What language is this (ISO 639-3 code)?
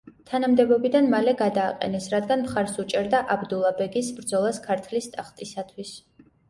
kat